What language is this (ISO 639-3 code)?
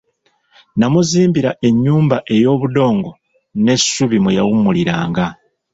lug